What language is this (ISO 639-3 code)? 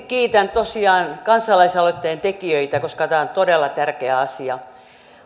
fin